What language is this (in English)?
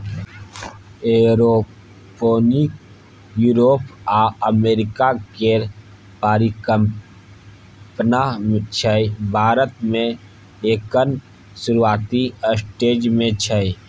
Maithili